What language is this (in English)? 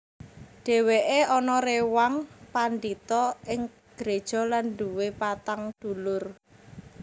Javanese